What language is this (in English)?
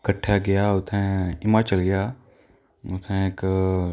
Dogri